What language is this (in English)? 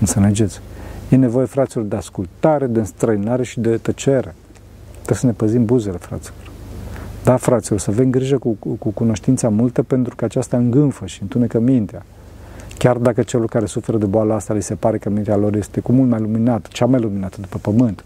Romanian